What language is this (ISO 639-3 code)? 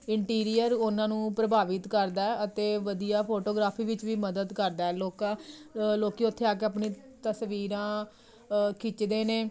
pan